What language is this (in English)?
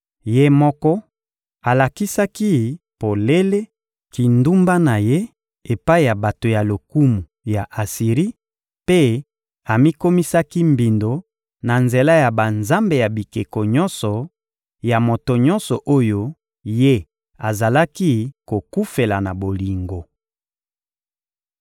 Lingala